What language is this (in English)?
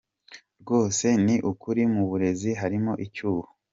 Kinyarwanda